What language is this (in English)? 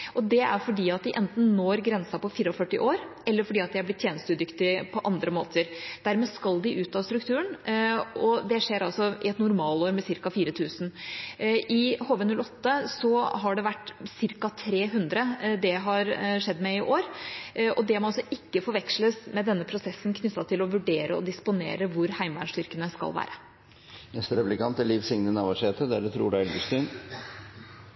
Norwegian